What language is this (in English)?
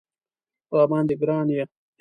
Pashto